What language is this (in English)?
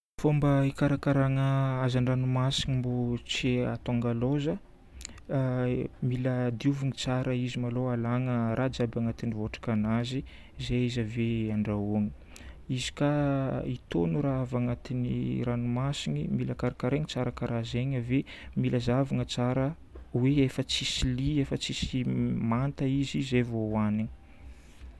Northern Betsimisaraka Malagasy